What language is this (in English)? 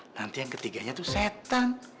Indonesian